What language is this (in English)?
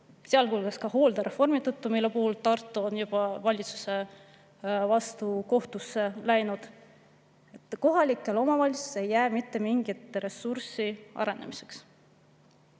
Estonian